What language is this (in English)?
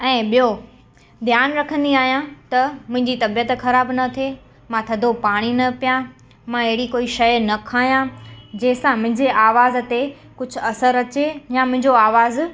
Sindhi